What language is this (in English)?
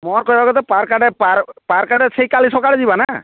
Odia